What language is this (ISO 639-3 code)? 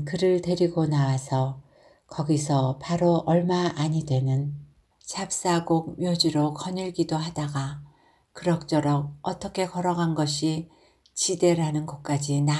kor